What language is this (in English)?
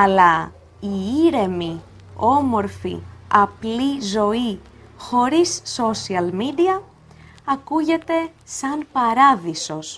Greek